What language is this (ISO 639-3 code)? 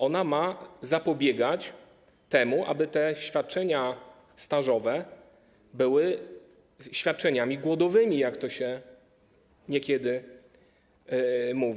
pol